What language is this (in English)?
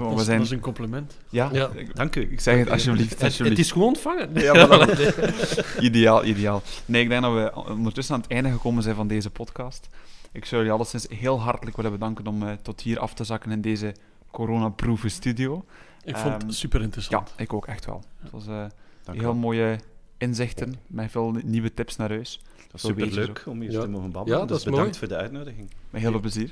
Dutch